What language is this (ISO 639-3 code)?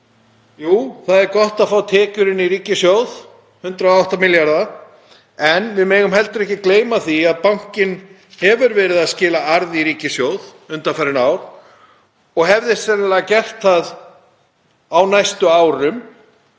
isl